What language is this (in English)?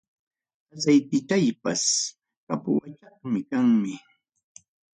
Ayacucho Quechua